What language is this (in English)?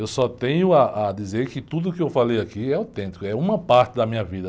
Portuguese